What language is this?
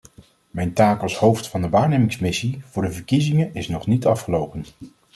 Dutch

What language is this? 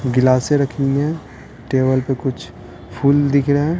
Hindi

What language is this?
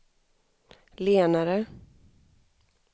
Swedish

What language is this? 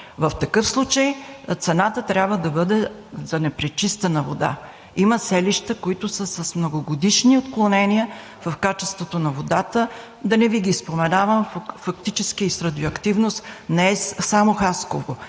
Bulgarian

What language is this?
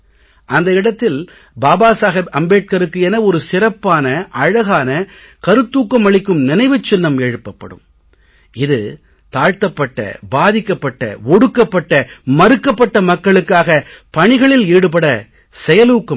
Tamil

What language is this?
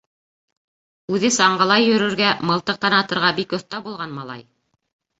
Bashkir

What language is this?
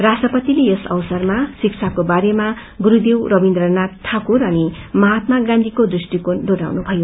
Nepali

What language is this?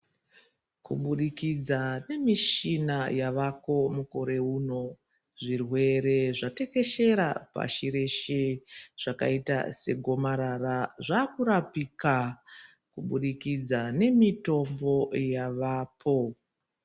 Ndau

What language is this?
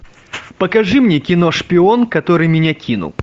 Russian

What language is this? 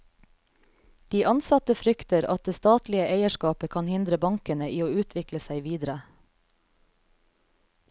Norwegian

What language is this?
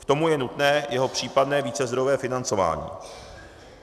Czech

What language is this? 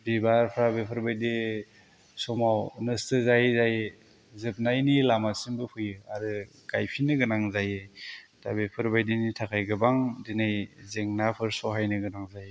Bodo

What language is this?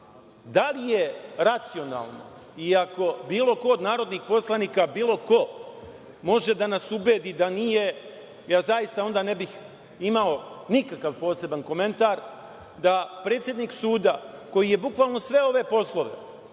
Serbian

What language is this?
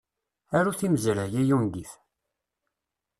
Kabyle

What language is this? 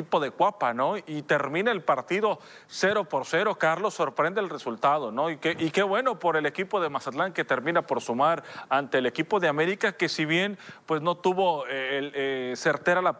Spanish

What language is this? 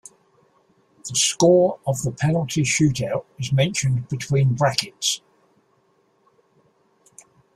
English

